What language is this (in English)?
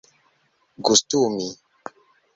Esperanto